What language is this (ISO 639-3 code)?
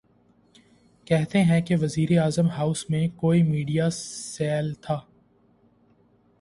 urd